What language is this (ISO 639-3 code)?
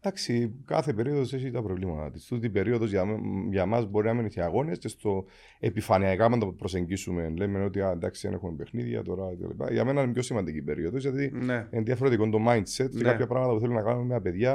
ell